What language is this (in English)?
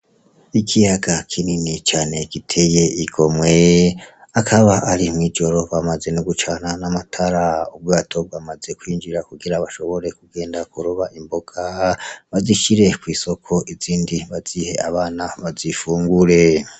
Rundi